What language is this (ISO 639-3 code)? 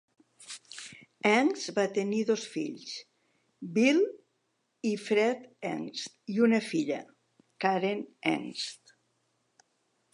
cat